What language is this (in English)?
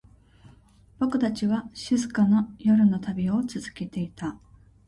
Japanese